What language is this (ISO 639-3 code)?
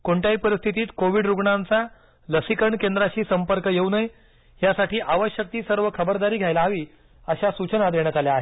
mar